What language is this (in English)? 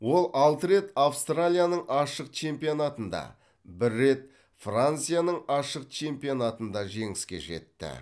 Kazakh